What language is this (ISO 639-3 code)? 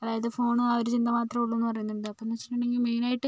mal